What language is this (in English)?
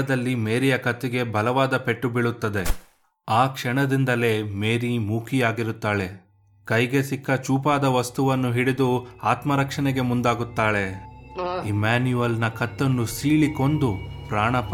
Kannada